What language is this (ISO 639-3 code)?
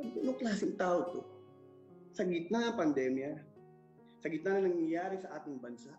fil